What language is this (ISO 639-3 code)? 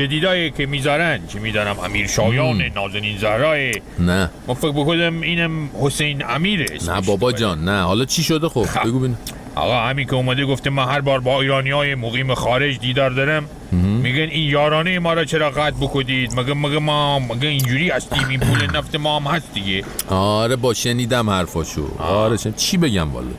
fas